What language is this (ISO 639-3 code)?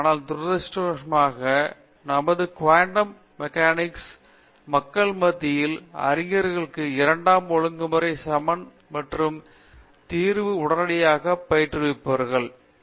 tam